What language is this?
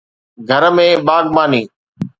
Sindhi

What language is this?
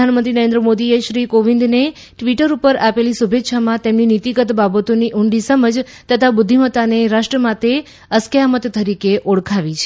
Gujarati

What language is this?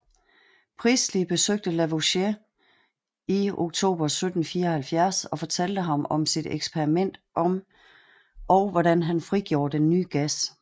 Danish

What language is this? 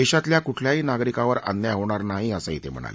Marathi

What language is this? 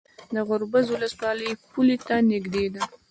Pashto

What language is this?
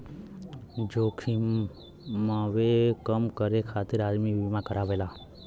Bhojpuri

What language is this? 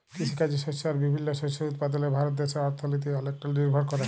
Bangla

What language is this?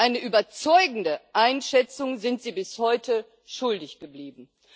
German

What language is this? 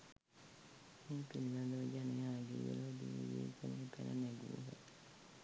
Sinhala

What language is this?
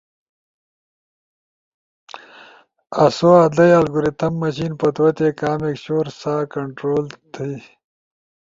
Ushojo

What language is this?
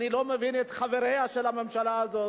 Hebrew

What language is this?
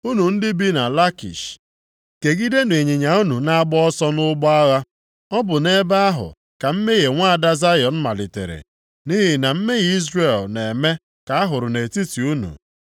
Igbo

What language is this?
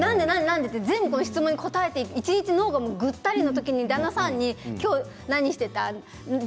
Japanese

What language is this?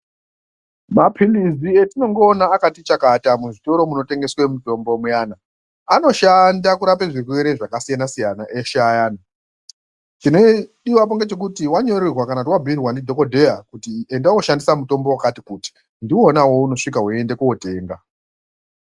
Ndau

